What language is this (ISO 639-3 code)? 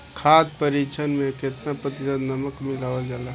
bho